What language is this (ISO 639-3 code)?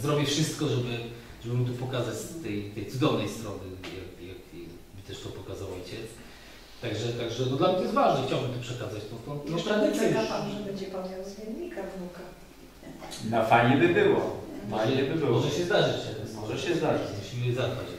pol